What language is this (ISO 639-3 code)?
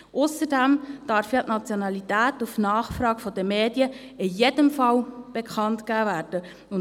gsw